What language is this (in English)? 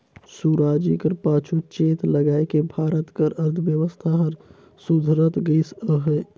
Chhattisgarhi